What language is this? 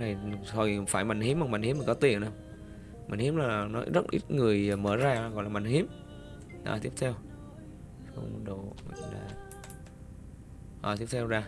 Vietnamese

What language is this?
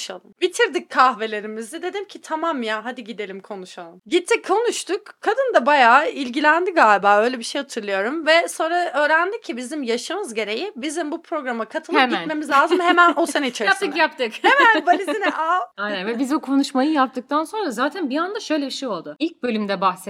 Turkish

